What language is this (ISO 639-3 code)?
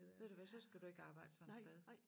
dan